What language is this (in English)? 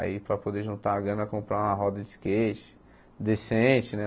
Portuguese